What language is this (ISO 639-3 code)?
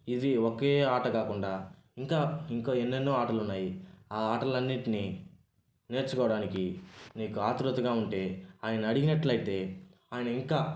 tel